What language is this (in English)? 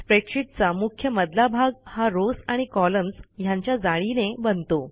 Marathi